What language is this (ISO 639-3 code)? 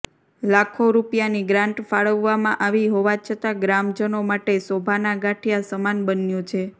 guj